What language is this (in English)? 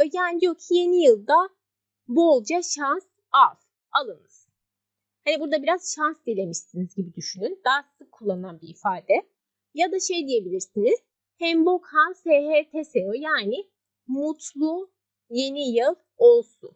Turkish